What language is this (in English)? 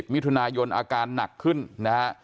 Thai